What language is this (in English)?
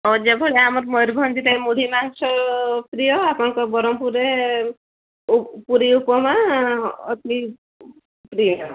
Odia